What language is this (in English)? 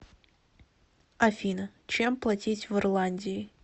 Russian